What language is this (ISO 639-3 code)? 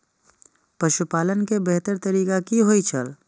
mai